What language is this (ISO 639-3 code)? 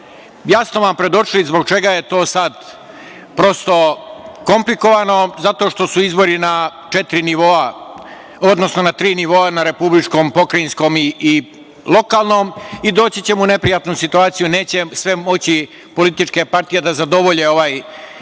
srp